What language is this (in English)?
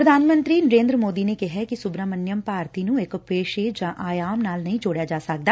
Punjabi